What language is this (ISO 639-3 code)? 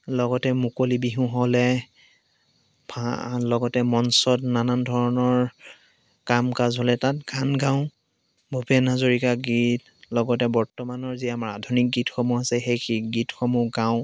asm